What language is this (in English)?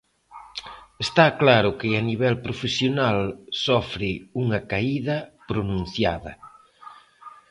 Galician